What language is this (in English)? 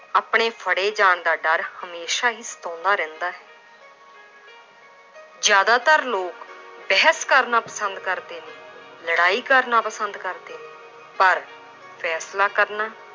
Punjabi